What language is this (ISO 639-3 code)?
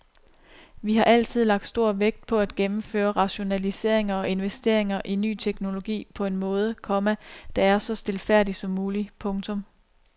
dan